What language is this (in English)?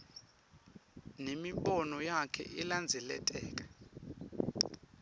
Swati